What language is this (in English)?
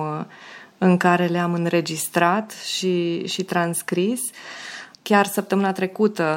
Romanian